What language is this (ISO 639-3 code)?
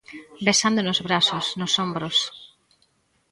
glg